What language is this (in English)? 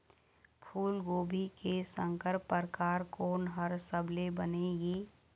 Chhattisgarhi